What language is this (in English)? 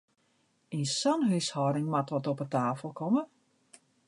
Western Frisian